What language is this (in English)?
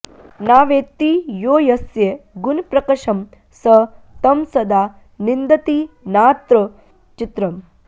Sanskrit